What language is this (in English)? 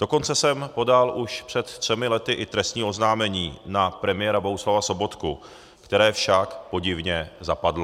Czech